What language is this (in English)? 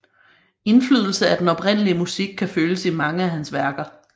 Danish